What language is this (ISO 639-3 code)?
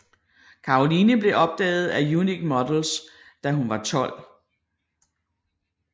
dan